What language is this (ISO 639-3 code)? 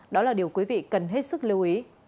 vie